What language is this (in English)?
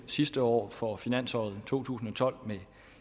Danish